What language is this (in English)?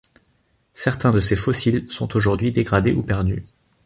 French